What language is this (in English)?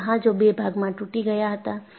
Gujarati